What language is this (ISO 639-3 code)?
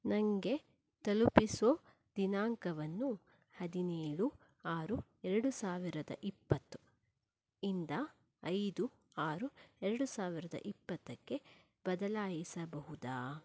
kan